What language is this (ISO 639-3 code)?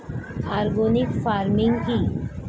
ben